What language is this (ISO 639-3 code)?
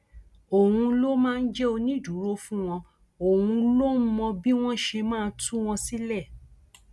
yor